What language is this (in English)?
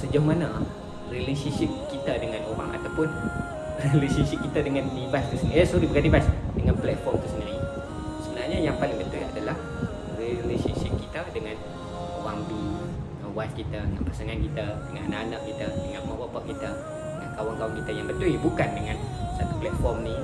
Malay